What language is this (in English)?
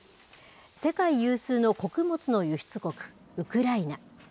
Japanese